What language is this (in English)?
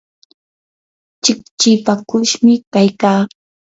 Yanahuanca Pasco Quechua